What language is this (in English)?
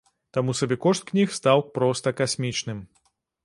Belarusian